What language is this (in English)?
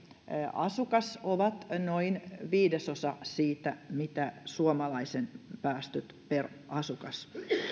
Finnish